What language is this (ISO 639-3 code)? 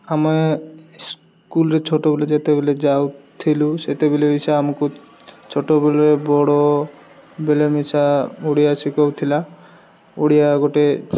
ori